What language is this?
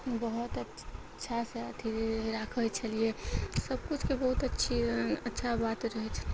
Maithili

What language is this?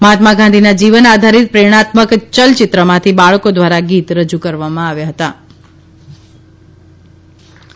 Gujarati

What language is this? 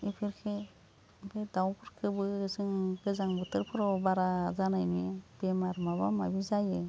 Bodo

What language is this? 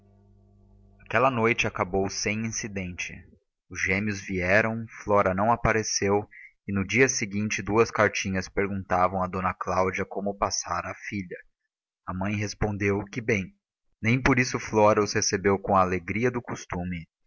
Portuguese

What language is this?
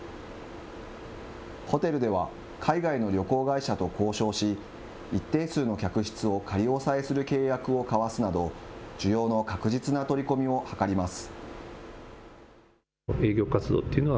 Japanese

